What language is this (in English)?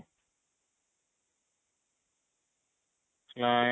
Odia